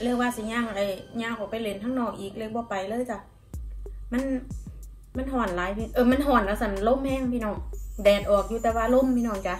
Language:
Thai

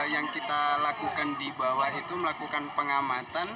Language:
Indonesian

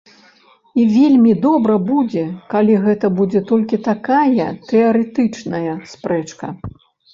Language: Belarusian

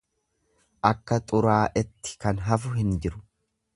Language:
Oromo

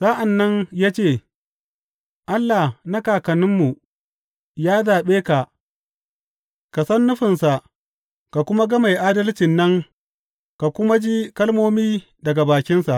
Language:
Hausa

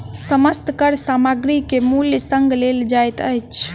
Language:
Maithili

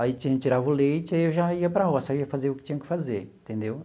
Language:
Portuguese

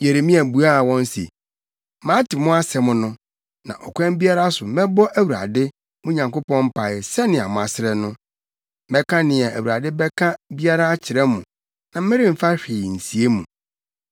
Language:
Akan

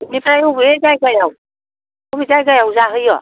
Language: Bodo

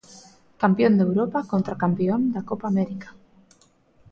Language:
Galician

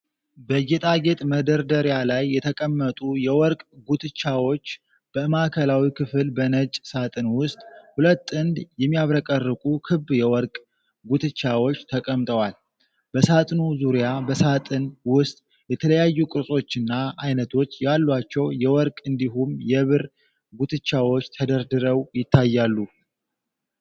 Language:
Amharic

